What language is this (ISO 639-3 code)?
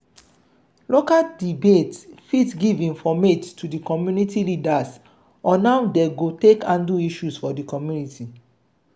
pcm